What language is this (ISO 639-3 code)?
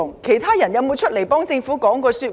yue